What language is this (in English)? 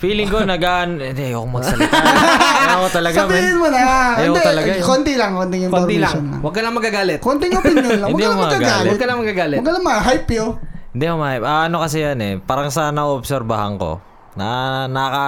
Filipino